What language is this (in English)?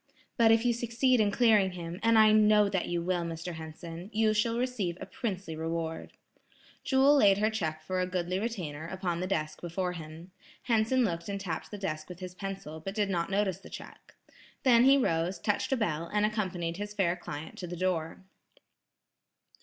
English